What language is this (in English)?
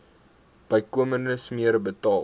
Afrikaans